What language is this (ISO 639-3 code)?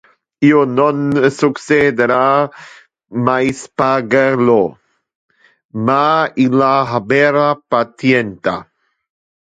ina